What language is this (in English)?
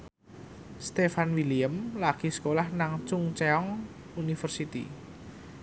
Javanese